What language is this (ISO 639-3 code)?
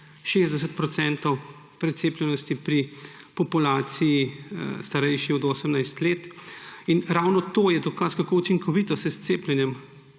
slv